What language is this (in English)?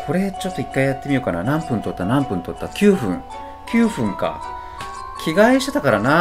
Japanese